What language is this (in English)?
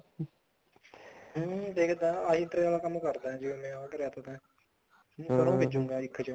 Punjabi